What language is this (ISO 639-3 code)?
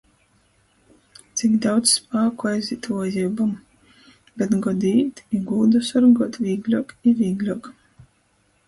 ltg